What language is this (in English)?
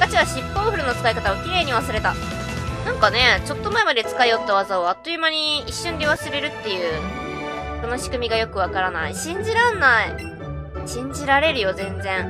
Japanese